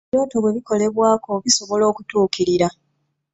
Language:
Ganda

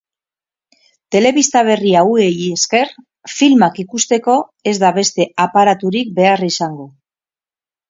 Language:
Basque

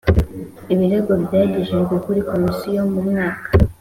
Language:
Kinyarwanda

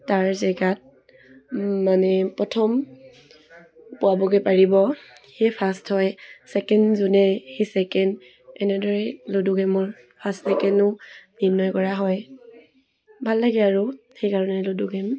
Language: Assamese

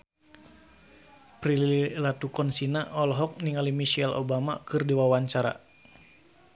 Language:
Sundanese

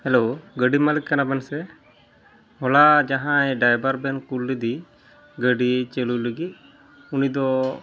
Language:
Santali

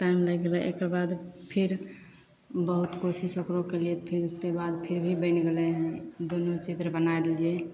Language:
Maithili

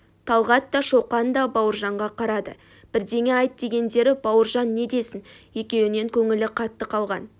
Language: Kazakh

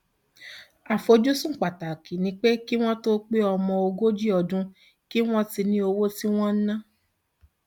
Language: Yoruba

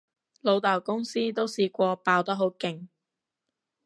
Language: Cantonese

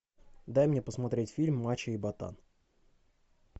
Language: Russian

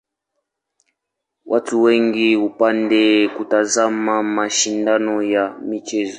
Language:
Swahili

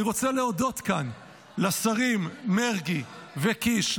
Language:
Hebrew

